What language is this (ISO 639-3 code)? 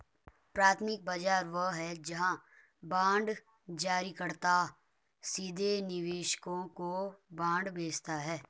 hin